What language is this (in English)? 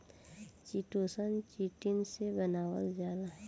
Bhojpuri